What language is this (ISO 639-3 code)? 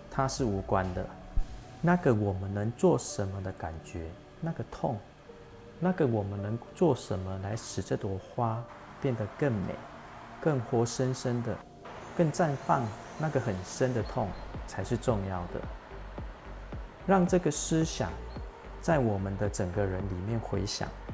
zho